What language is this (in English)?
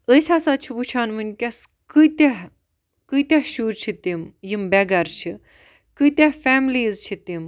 Kashmiri